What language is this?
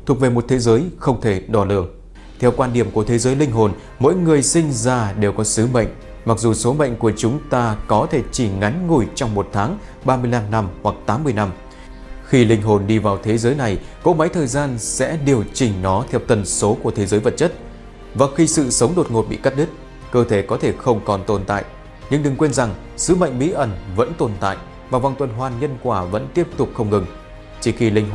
Vietnamese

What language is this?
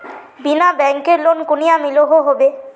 Magahi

